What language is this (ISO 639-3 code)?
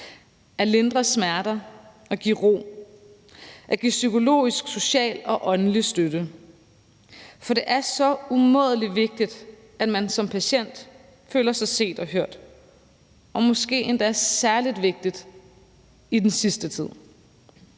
dan